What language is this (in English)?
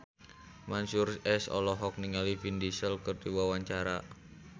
Sundanese